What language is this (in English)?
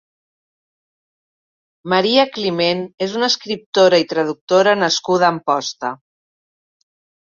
Catalan